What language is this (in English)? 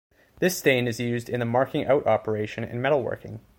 English